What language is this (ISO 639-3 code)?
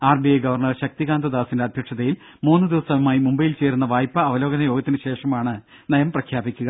mal